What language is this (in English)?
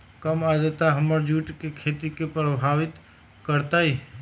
Magahi